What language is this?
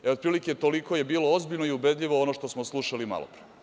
Serbian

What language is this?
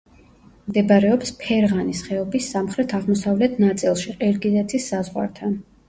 Georgian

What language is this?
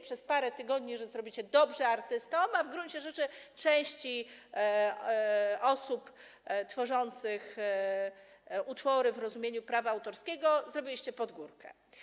Polish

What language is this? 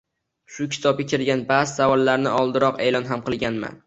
Uzbek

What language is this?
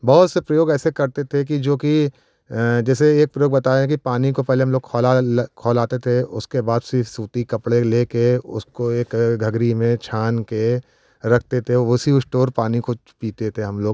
Hindi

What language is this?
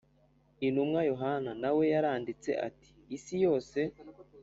Kinyarwanda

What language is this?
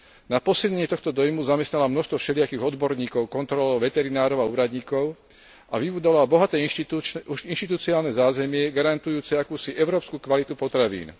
Slovak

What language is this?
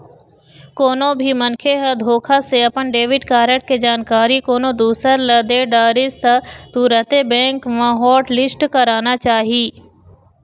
Chhattisgarhi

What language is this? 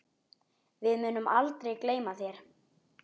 Icelandic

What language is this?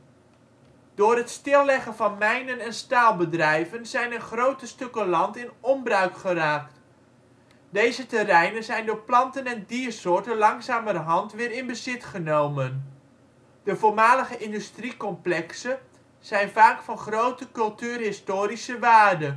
Dutch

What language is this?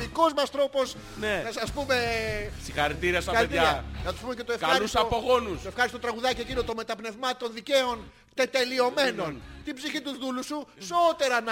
Greek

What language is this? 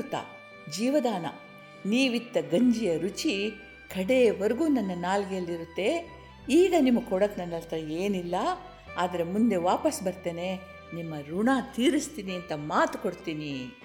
Kannada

